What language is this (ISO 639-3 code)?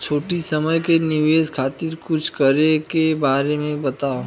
bho